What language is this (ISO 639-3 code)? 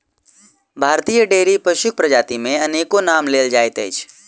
mai